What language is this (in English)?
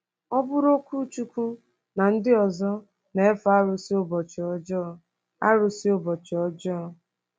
Igbo